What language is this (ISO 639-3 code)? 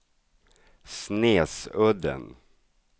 swe